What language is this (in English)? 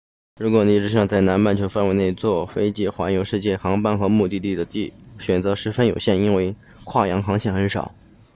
Chinese